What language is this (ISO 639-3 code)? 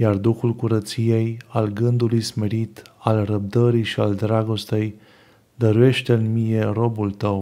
ron